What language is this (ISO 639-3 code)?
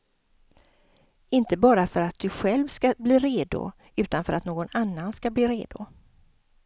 swe